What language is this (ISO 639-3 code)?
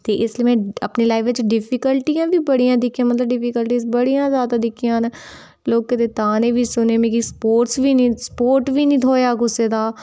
doi